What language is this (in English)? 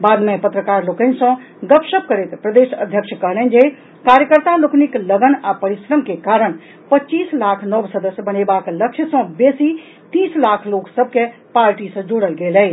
Maithili